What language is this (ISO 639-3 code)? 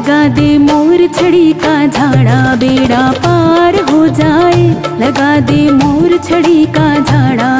hin